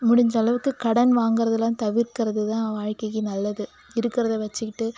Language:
Tamil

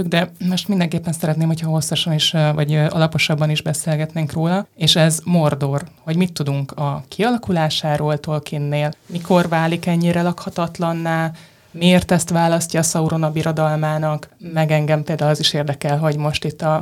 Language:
Hungarian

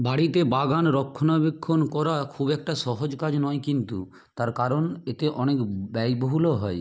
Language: Bangla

